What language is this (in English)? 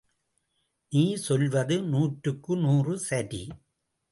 Tamil